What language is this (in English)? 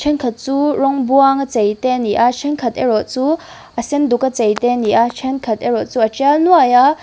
Mizo